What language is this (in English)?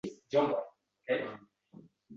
Uzbek